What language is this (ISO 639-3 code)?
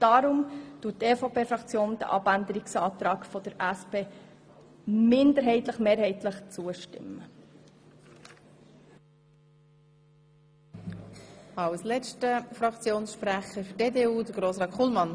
gsw